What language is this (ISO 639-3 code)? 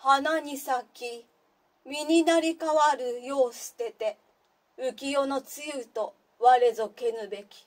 jpn